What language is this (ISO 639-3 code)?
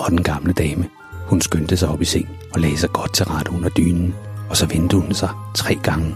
dan